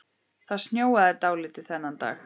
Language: Icelandic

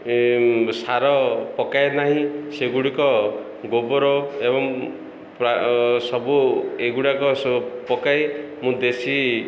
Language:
Odia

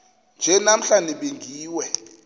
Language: Xhosa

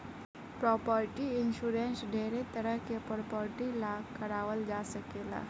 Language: Bhojpuri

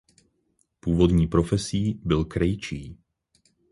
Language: Czech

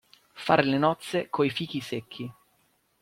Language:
Italian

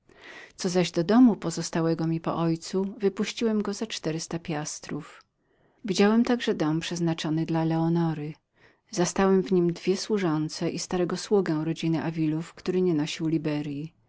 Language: Polish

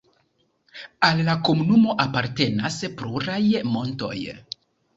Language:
Esperanto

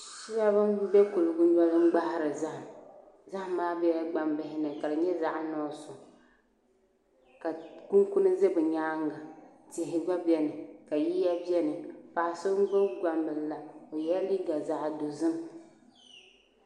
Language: Dagbani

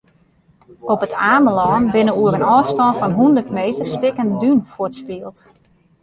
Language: Western Frisian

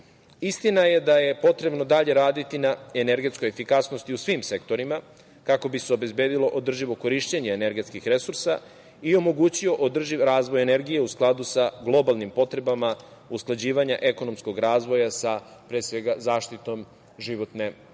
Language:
Serbian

